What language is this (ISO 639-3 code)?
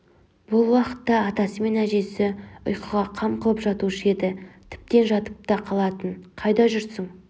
kaz